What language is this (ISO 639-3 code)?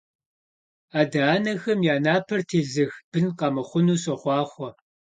kbd